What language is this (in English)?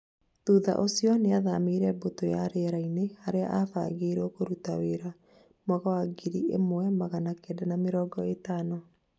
Kikuyu